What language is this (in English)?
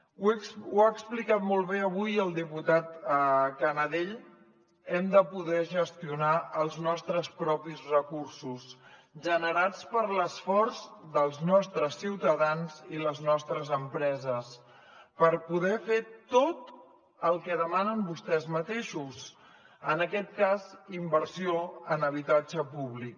Catalan